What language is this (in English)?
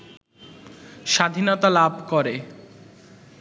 Bangla